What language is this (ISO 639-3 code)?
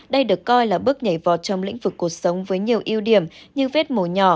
vie